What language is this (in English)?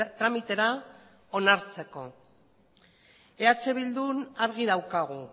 Basque